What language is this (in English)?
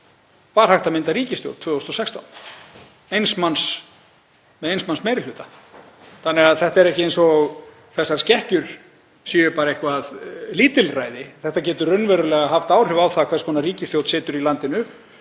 Icelandic